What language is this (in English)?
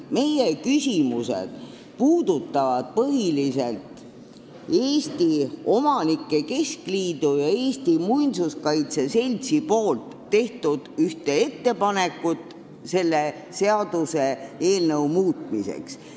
Estonian